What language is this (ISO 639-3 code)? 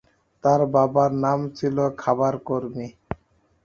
ben